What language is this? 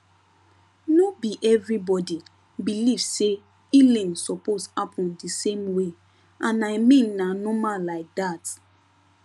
Nigerian Pidgin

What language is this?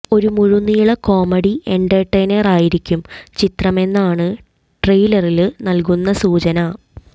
Malayalam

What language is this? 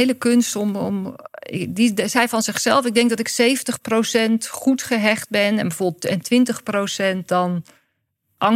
Dutch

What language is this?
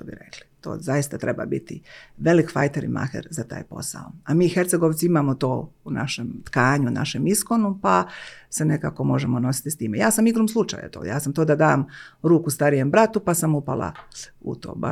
Croatian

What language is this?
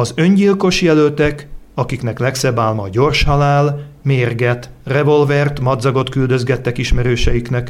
Hungarian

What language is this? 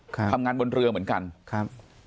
Thai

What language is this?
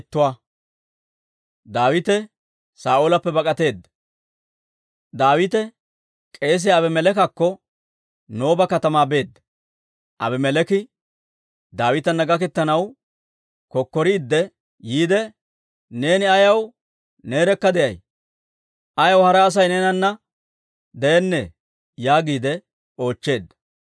Dawro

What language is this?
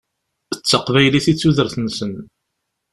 Kabyle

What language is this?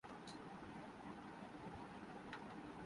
Urdu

